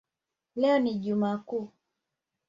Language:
Swahili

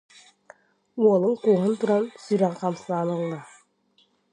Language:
Yakut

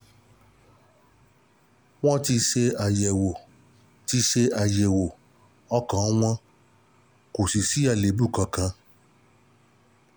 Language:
Yoruba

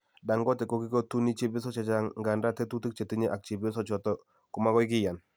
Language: Kalenjin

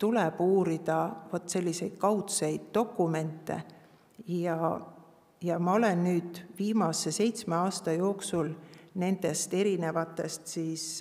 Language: Finnish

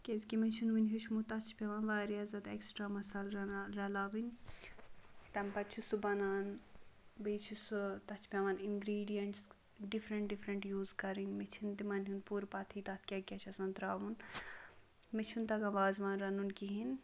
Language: Kashmiri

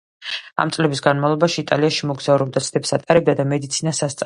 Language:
Georgian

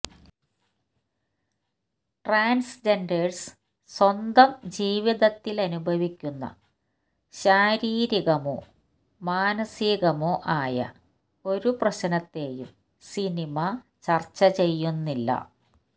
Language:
Malayalam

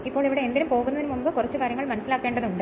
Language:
Malayalam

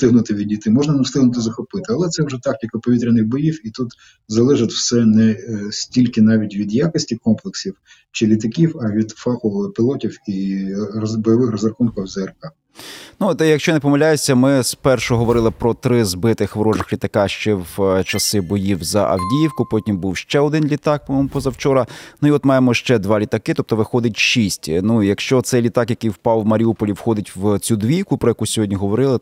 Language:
Ukrainian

